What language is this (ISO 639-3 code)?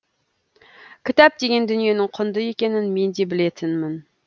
kaz